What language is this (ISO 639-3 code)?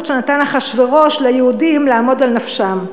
heb